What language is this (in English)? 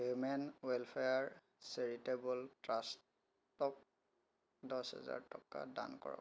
Assamese